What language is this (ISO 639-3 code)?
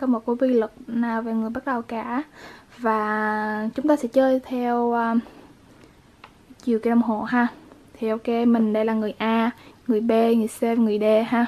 vie